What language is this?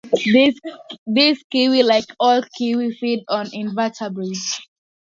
English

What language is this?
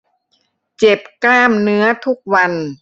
Thai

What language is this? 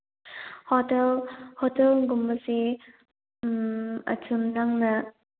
Manipuri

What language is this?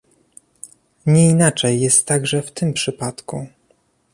Polish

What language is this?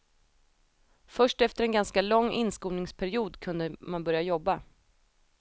Swedish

